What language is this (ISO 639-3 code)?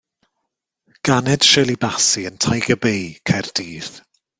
cym